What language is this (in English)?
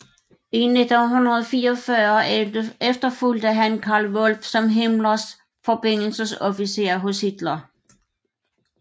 Danish